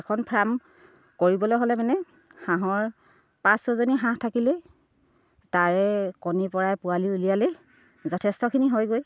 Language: Assamese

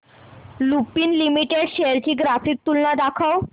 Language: Marathi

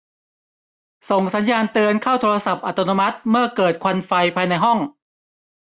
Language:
Thai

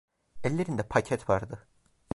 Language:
Turkish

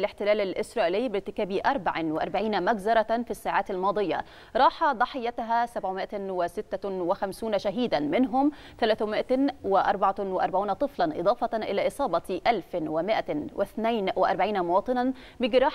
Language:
Arabic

